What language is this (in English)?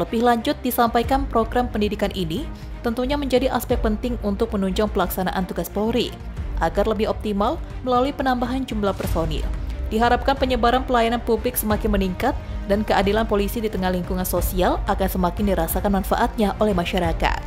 Indonesian